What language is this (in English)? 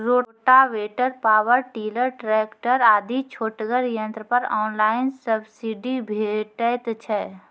Maithili